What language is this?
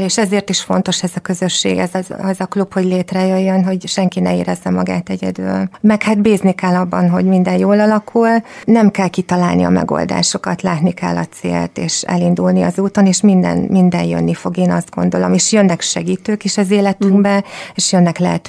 Hungarian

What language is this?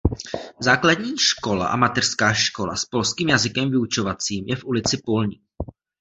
Czech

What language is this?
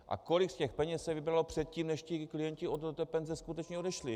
Czech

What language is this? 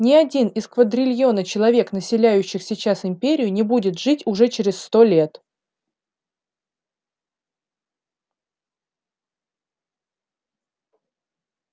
Russian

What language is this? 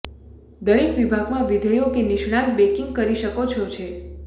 Gujarati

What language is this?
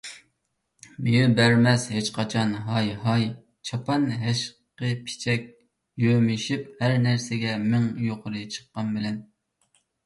Uyghur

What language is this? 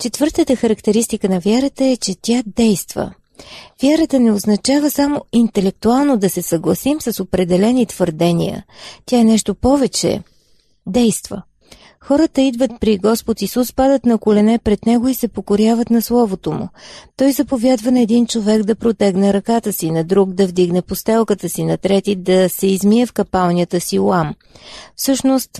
Bulgarian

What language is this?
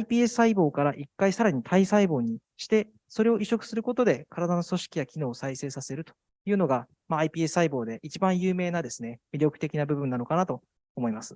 Japanese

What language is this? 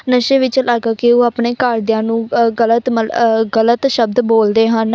Punjabi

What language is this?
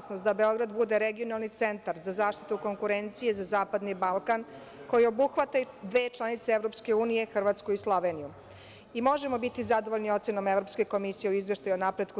Serbian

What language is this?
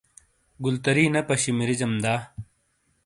Shina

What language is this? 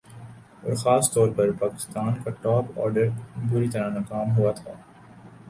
Urdu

